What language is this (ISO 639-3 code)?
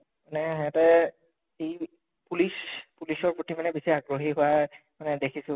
asm